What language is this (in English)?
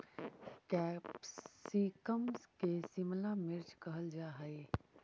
Magahi